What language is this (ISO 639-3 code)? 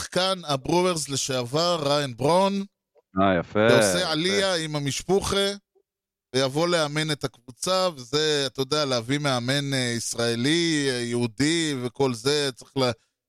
heb